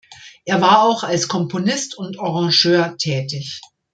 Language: German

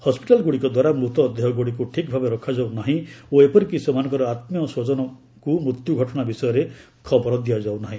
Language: Odia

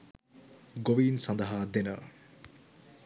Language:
Sinhala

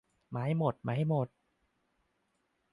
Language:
Thai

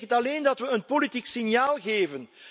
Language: Dutch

